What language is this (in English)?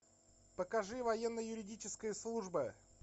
Russian